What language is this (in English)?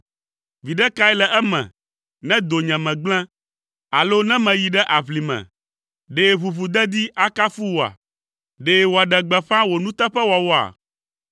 Ewe